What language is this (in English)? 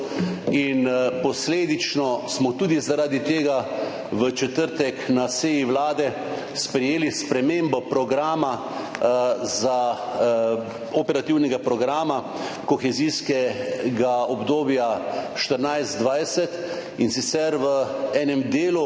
Slovenian